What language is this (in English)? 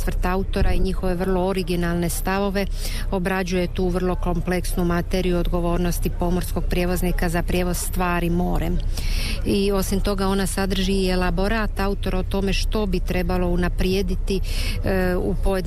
Croatian